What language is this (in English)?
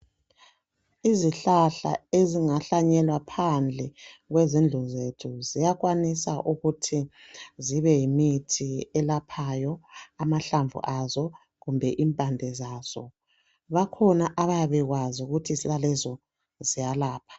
North Ndebele